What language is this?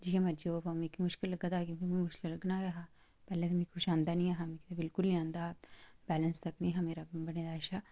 Dogri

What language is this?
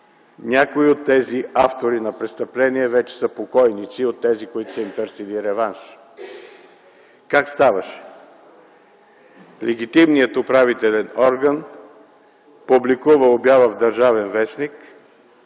Bulgarian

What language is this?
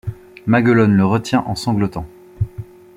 French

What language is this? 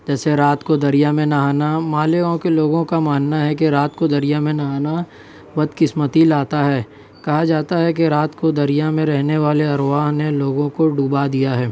Urdu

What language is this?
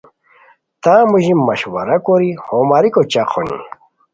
Khowar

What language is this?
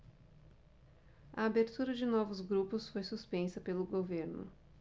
Portuguese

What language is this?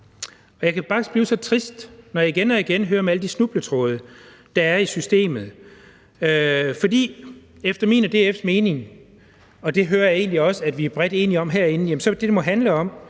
Danish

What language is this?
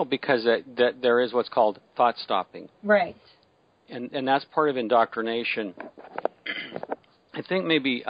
English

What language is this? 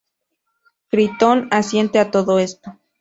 Spanish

